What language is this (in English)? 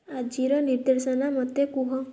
Odia